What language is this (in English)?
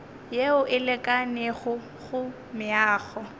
Northern Sotho